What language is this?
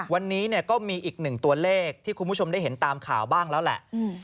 Thai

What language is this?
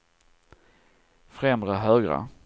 Swedish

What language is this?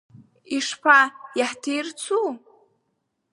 Abkhazian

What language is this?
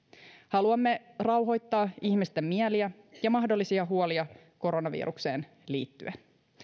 Finnish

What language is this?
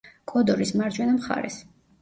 Georgian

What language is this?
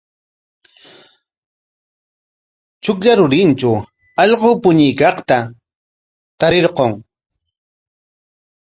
Corongo Ancash Quechua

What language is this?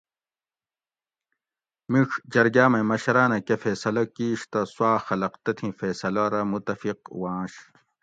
Gawri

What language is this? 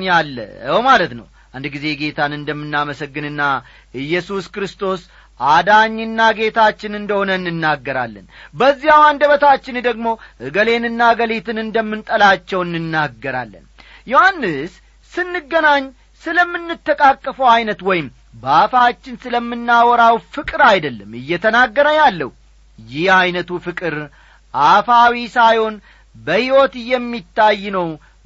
Amharic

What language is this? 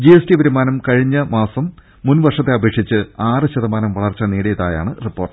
Malayalam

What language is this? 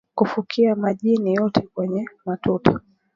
Swahili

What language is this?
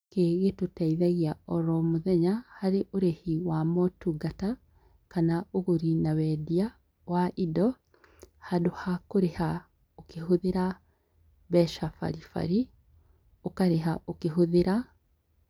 Kikuyu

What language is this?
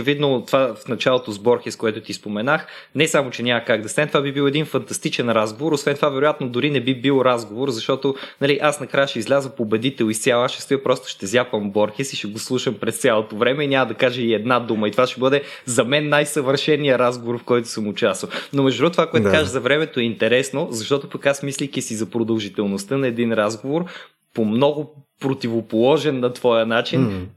Bulgarian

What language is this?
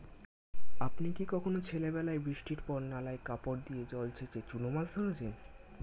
Bangla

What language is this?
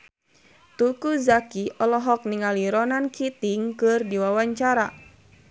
Sundanese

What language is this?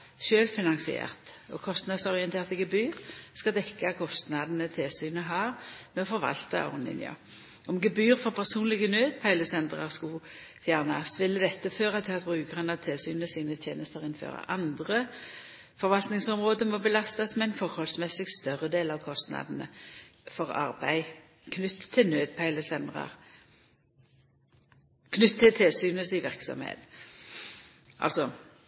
Norwegian Nynorsk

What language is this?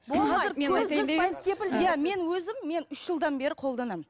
Kazakh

